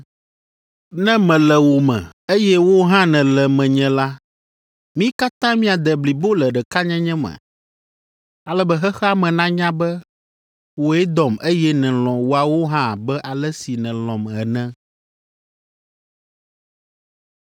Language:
Ewe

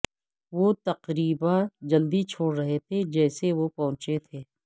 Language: Urdu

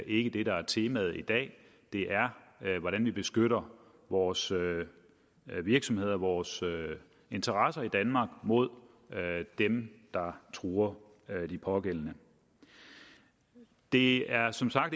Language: Danish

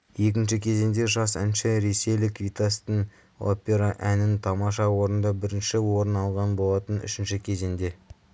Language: Kazakh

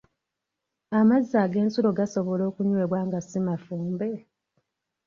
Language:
Ganda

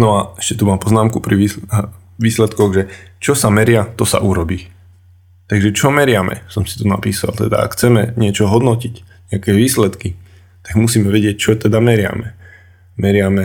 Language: Slovak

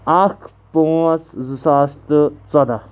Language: Kashmiri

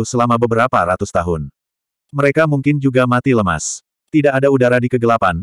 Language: Indonesian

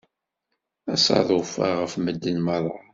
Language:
Kabyle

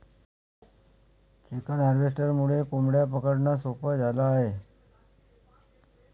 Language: Marathi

